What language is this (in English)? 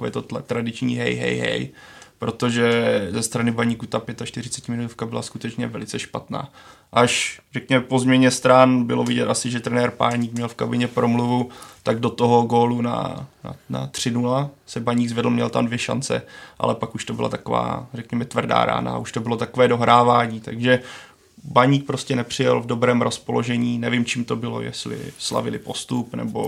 Czech